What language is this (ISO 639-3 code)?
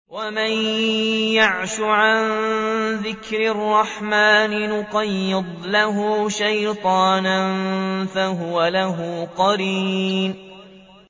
ara